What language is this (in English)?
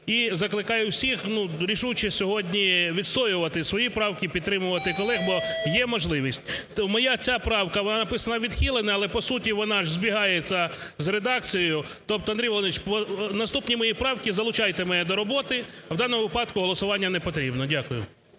Ukrainian